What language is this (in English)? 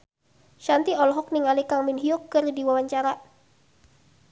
Sundanese